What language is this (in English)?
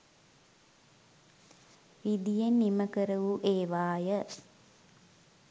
Sinhala